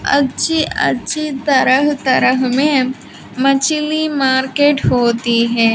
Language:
Hindi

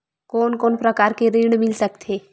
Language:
Chhattisgarhi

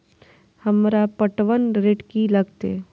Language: Maithili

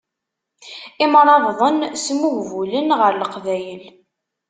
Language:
Kabyle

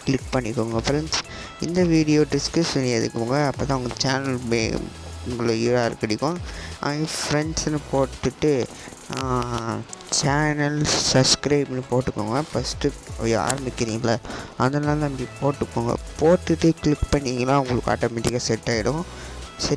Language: Indonesian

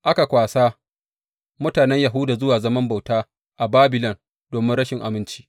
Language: Hausa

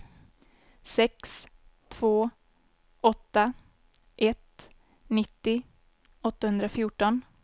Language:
Swedish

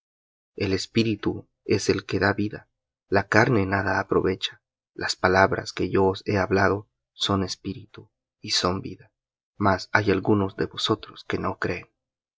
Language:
Spanish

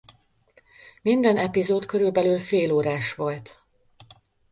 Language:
Hungarian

